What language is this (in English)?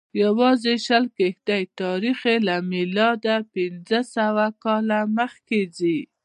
Pashto